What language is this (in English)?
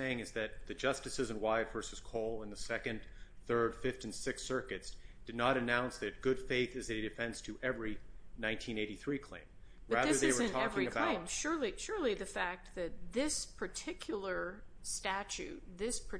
English